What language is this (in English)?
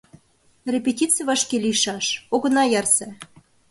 Mari